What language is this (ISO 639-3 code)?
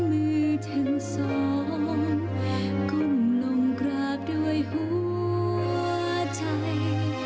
tha